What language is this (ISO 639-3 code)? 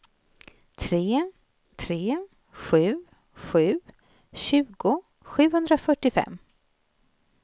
swe